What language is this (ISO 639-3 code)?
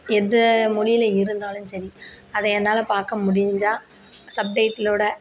tam